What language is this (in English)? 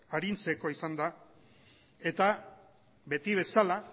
Basque